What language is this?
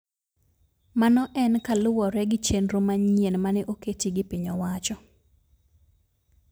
Luo (Kenya and Tanzania)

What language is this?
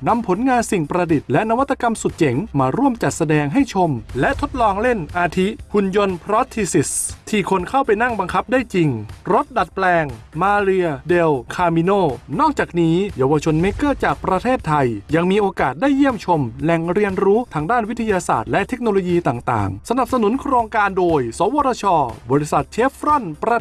Thai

